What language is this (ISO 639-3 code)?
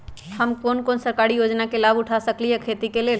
mag